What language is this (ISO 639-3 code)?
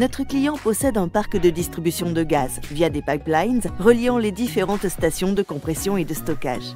fra